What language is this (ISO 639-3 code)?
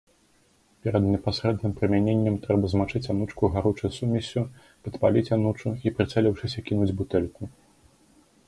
bel